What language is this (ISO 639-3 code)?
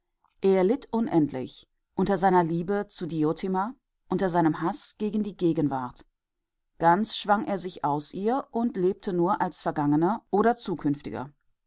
deu